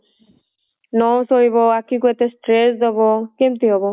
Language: Odia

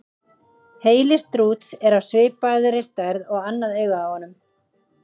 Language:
Icelandic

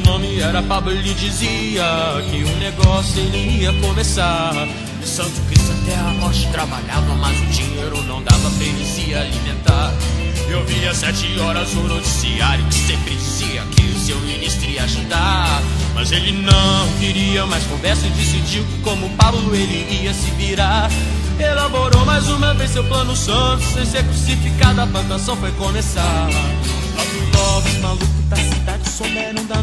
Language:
Portuguese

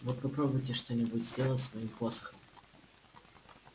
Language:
Russian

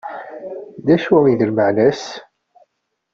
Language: Kabyle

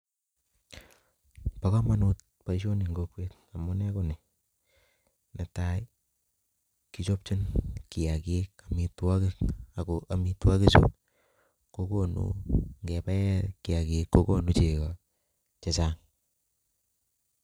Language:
Kalenjin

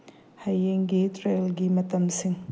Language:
Manipuri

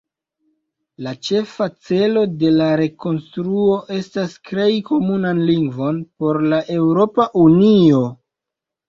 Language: Esperanto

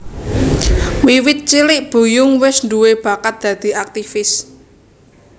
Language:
Javanese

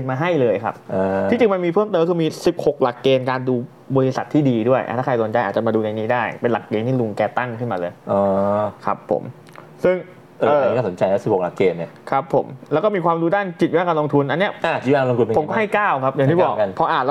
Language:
Thai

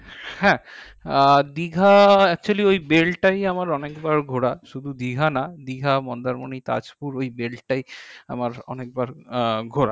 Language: Bangla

